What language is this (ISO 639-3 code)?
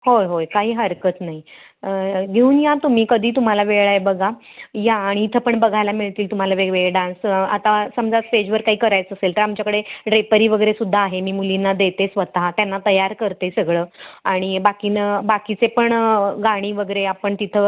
mar